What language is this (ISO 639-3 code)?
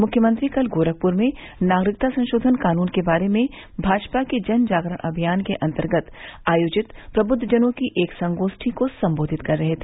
hin